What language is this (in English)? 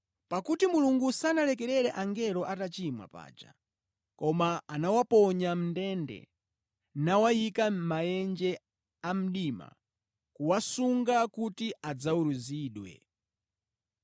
Nyanja